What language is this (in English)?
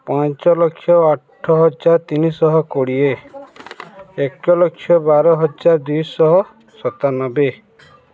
Odia